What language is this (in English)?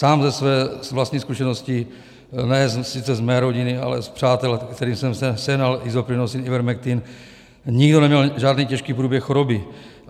Czech